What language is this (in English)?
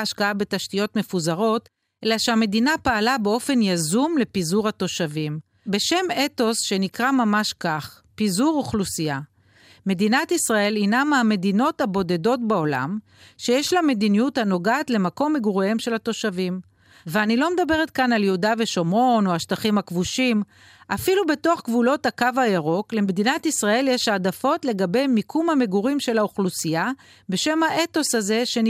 Hebrew